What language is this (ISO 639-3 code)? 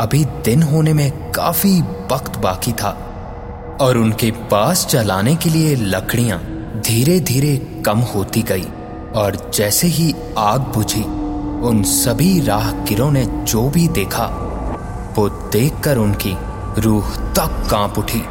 hin